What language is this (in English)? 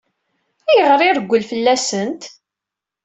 Kabyle